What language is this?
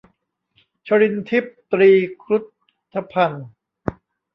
Thai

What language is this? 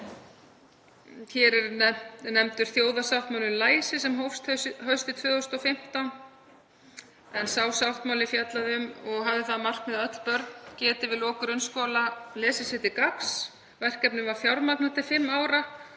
Icelandic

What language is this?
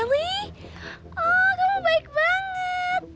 Indonesian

